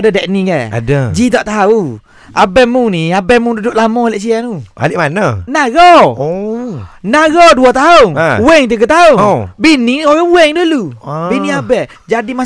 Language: Malay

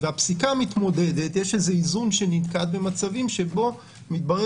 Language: Hebrew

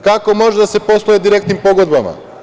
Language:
Serbian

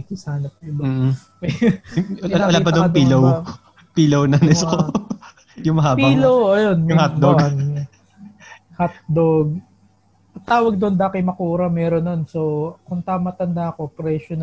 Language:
Filipino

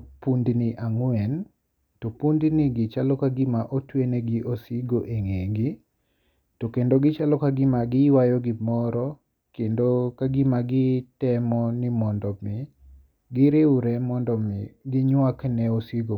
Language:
Luo (Kenya and Tanzania)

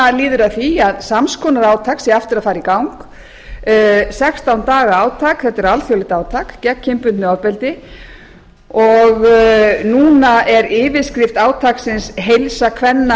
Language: Icelandic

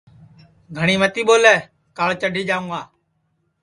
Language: Sansi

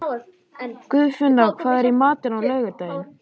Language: Icelandic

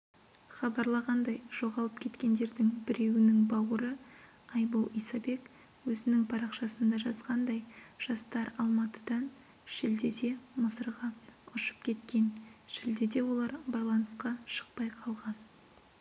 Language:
Kazakh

